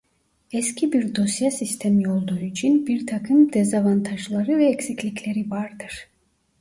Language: Turkish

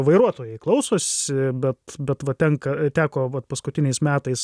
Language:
Lithuanian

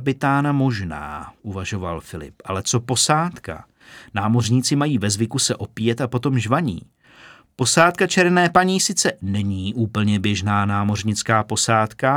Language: Czech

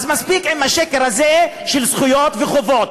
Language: Hebrew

